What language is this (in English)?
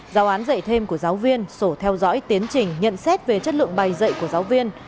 Vietnamese